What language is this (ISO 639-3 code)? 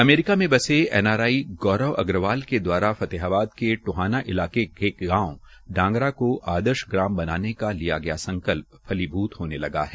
hin